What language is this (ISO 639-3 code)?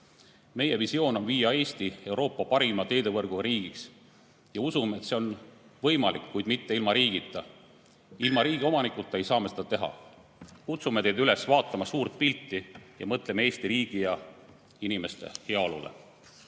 est